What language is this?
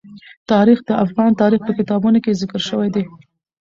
Pashto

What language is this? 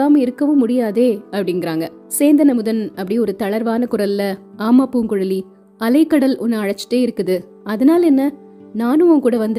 Tamil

